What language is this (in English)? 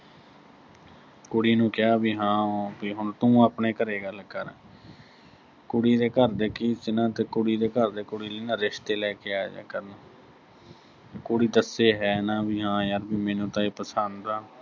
Punjabi